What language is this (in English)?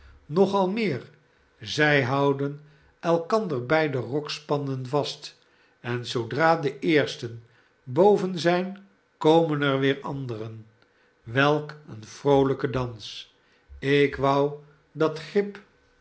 Dutch